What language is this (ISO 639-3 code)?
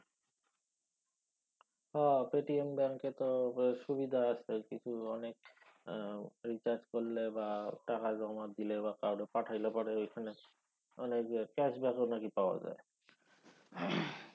ben